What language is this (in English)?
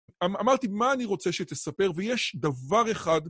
Hebrew